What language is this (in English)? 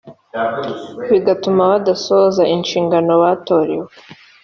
Kinyarwanda